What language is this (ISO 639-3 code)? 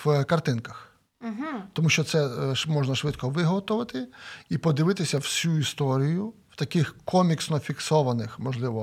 ukr